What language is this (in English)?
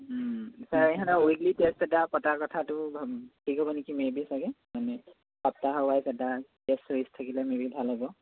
Assamese